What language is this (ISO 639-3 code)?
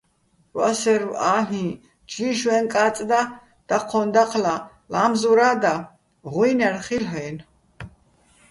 bbl